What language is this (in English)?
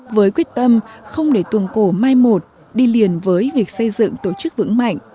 Vietnamese